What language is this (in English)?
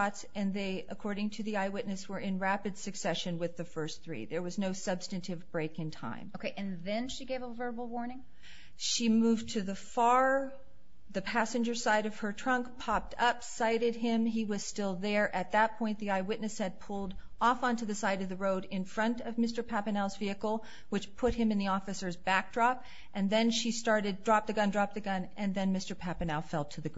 English